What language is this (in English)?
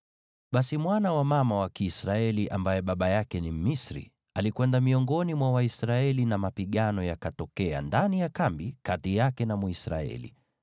Swahili